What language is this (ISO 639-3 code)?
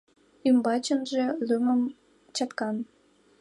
chm